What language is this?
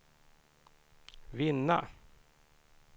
Swedish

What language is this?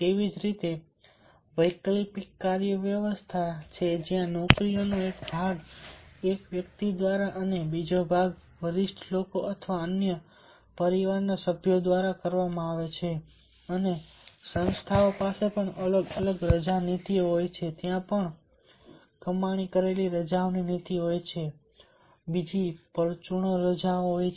Gujarati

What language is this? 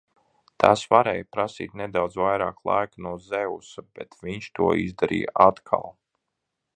Latvian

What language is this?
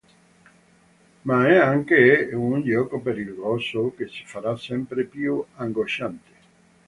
Italian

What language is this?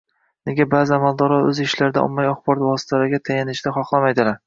Uzbek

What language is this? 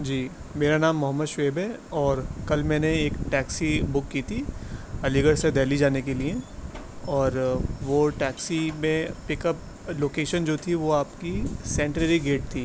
Urdu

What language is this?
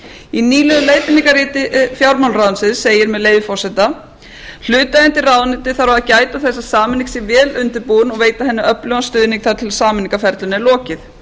Icelandic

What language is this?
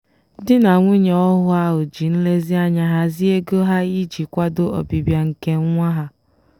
Igbo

